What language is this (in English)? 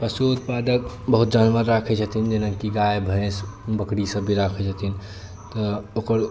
Maithili